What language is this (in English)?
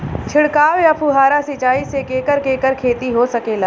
Bhojpuri